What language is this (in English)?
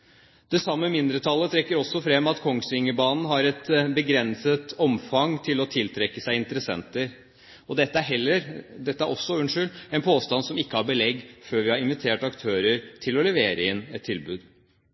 Norwegian Bokmål